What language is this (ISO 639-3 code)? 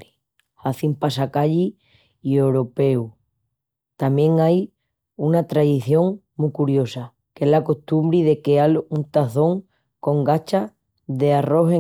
ext